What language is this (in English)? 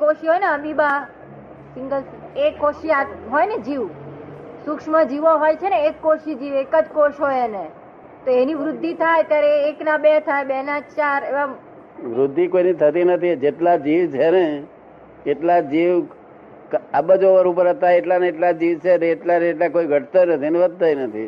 Gujarati